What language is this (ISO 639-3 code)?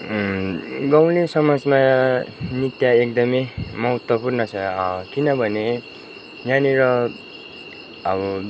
nep